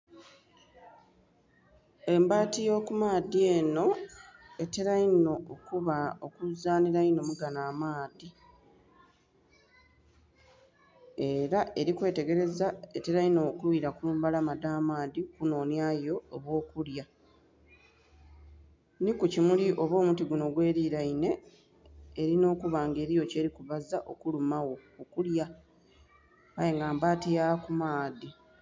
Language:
Soga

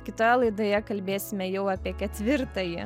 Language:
Lithuanian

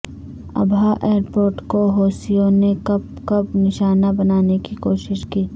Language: Urdu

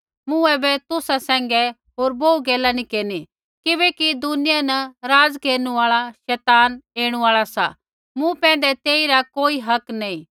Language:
Kullu Pahari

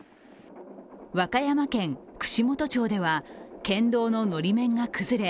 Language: Japanese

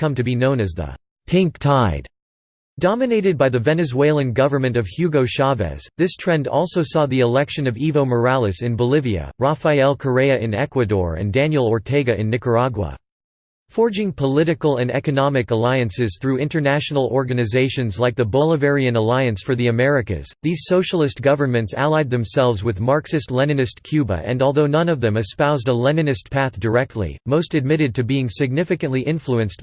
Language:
English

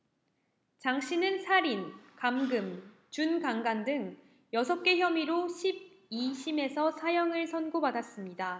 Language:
Korean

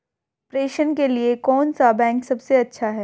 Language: Hindi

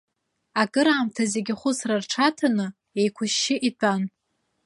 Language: Abkhazian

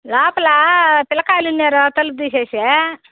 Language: Telugu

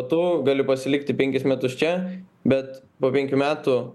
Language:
Lithuanian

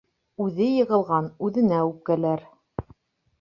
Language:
Bashkir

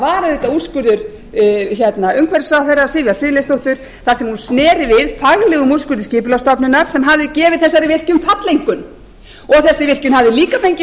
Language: Icelandic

